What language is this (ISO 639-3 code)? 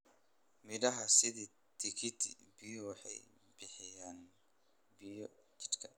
som